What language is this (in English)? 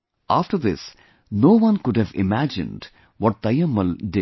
English